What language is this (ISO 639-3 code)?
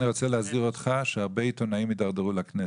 heb